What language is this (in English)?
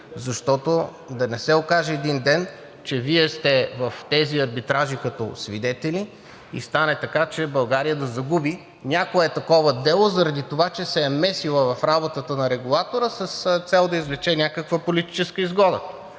Bulgarian